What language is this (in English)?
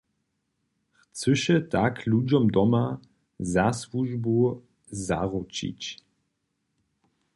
Upper Sorbian